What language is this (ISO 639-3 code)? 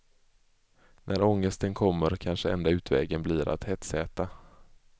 swe